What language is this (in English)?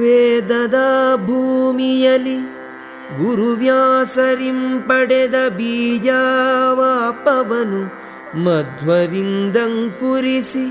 Kannada